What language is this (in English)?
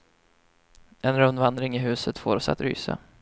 Swedish